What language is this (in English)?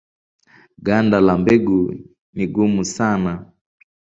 Swahili